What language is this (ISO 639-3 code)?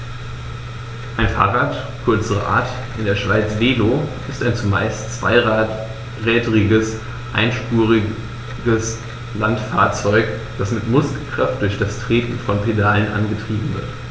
deu